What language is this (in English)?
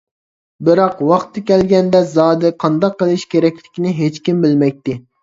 Uyghur